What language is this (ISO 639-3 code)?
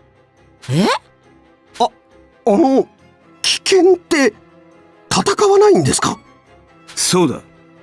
jpn